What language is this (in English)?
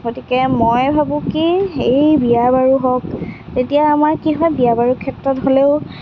Assamese